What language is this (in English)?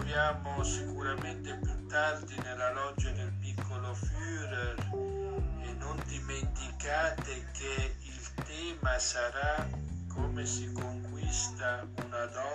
Italian